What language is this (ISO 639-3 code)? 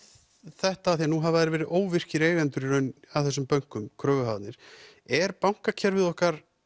isl